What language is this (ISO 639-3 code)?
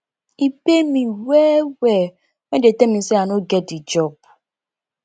pcm